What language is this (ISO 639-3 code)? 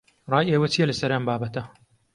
ckb